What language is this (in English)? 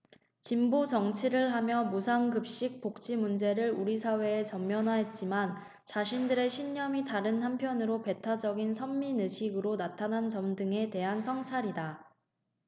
Korean